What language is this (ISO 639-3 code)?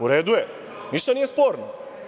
srp